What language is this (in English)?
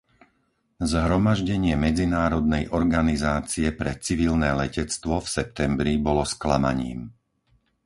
Slovak